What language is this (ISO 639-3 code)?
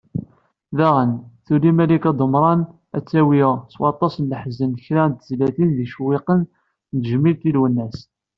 kab